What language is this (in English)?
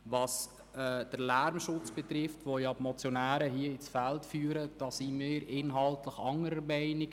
Swiss German